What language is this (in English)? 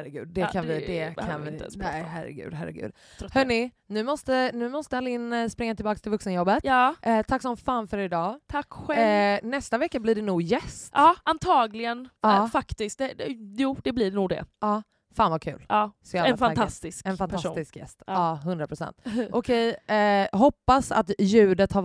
Swedish